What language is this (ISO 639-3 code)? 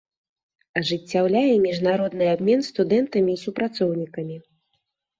bel